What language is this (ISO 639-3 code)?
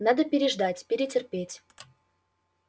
rus